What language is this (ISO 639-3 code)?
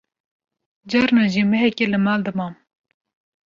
kur